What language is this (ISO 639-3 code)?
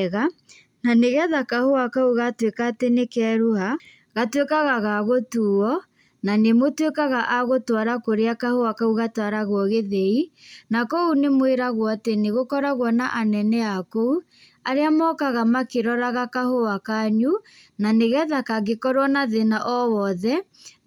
kik